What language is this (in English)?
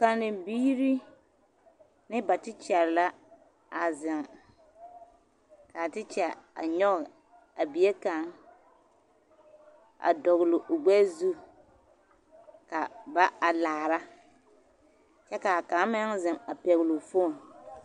Southern Dagaare